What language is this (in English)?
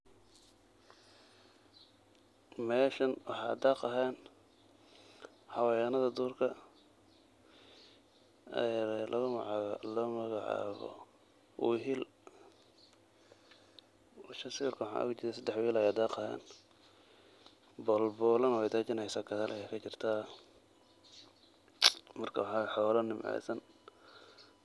Somali